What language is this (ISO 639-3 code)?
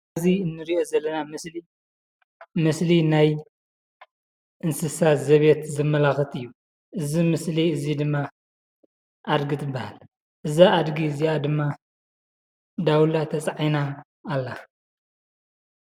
tir